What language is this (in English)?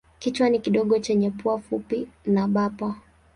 Swahili